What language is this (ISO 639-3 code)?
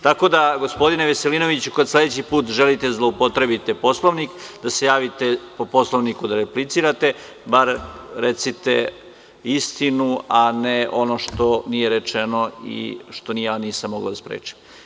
srp